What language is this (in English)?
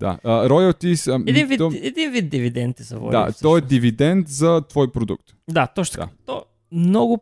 Bulgarian